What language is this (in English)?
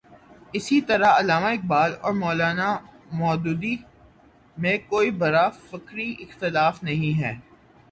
Urdu